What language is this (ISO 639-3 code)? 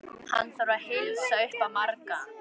isl